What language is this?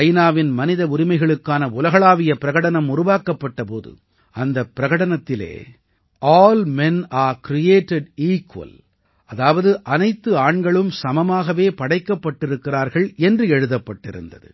Tamil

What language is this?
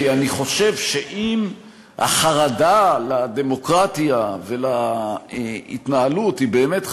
Hebrew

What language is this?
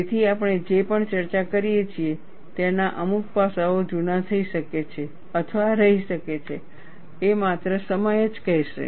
Gujarati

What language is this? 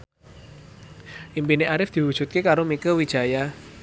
Javanese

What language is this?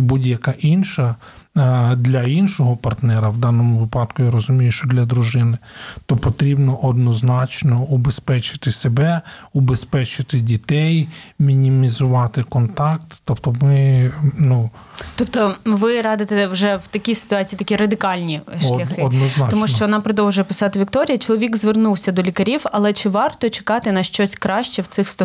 Ukrainian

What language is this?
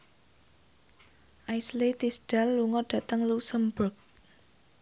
Javanese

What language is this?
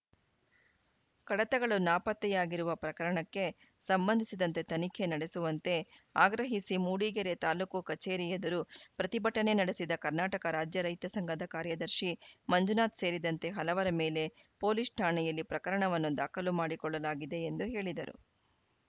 Kannada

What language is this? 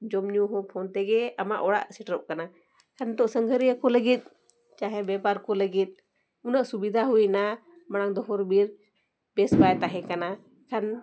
Santali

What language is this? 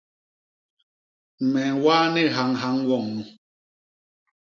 Basaa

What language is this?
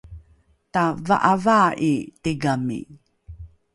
Rukai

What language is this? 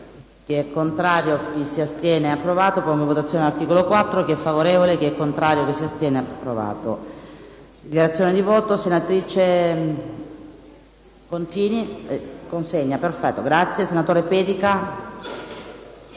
Italian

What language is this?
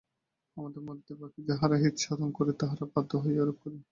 Bangla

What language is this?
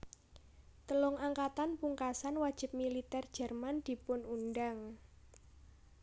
Javanese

